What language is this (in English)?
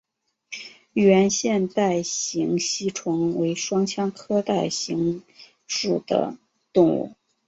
Chinese